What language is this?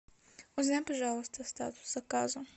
Russian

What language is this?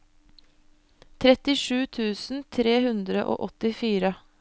Norwegian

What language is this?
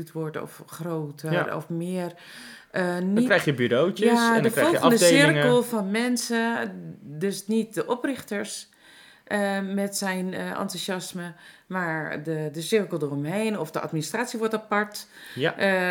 Dutch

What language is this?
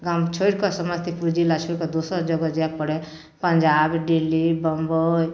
Maithili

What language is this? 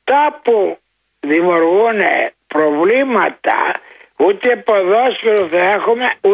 Greek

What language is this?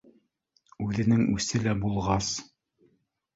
Bashkir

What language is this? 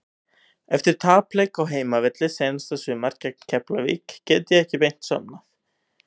Icelandic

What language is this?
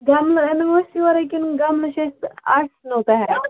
Kashmiri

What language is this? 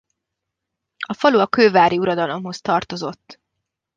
Hungarian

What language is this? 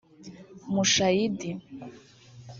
Kinyarwanda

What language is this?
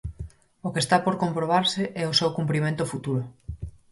Galician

